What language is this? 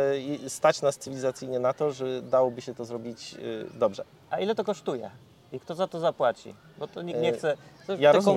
Polish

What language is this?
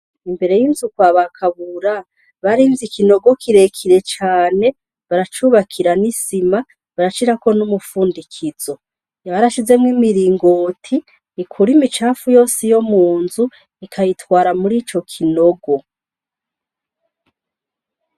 Rundi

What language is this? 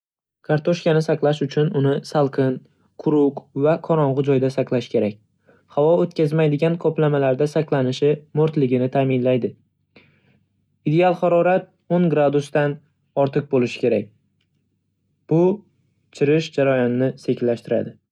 Uzbek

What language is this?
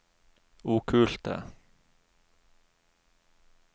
Norwegian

